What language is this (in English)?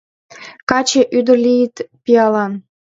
Mari